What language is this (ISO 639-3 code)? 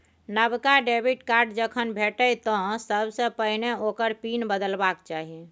mai